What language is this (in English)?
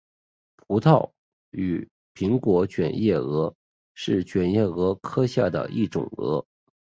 Chinese